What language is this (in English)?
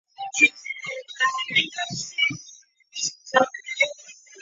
Chinese